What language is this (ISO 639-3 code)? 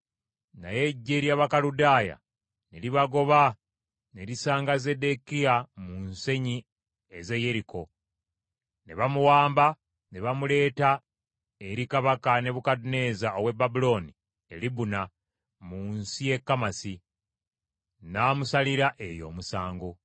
lug